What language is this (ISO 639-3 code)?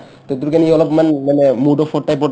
asm